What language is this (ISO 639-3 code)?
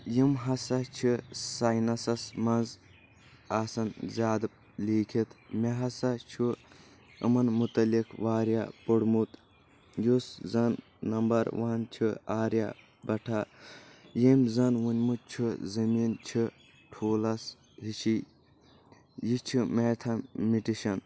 kas